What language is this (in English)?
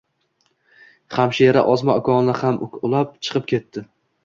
Uzbek